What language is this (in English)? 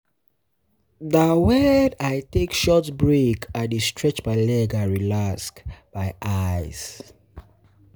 Nigerian Pidgin